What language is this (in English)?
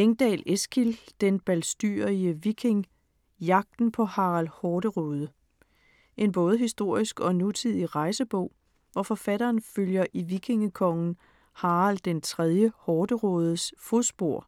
Danish